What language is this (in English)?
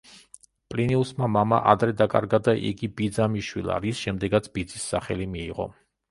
Georgian